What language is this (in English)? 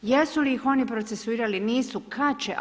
Croatian